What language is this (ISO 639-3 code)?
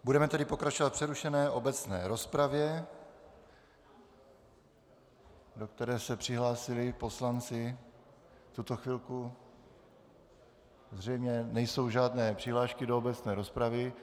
ces